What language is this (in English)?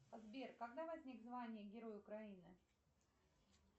Russian